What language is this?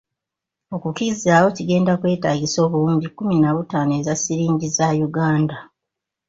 Ganda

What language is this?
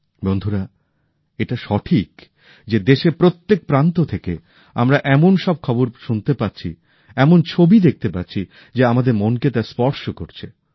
Bangla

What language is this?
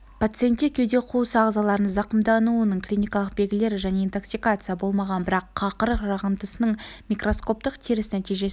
Kazakh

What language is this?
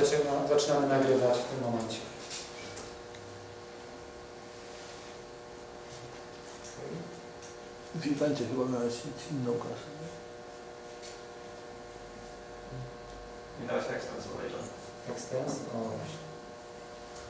Polish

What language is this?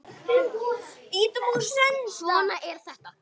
Icelandic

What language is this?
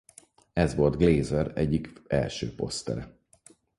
Hungarian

